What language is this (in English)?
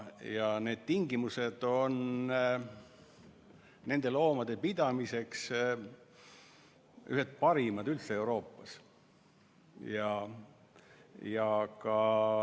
Estonian